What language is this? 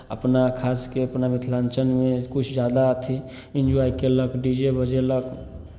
Maithili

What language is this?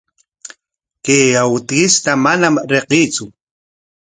Corongo Ancash Quechua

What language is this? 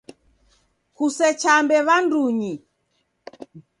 Taita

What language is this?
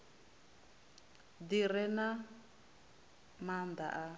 Venda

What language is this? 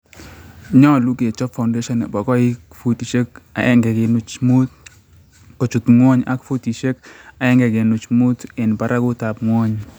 Kalenjin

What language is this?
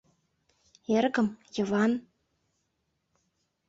Mari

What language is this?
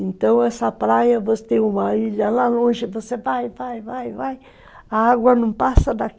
Portuguese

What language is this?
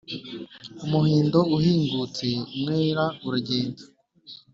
Kinyarwanda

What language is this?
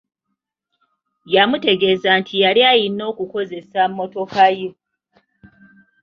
Ganda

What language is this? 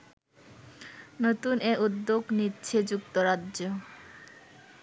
Bangla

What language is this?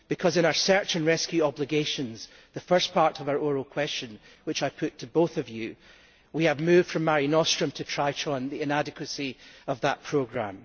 English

